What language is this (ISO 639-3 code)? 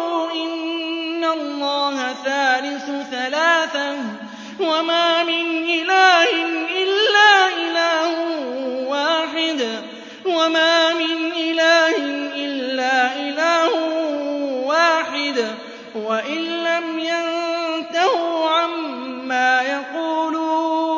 ara